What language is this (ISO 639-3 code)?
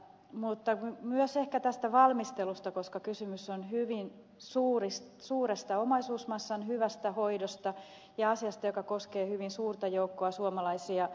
fin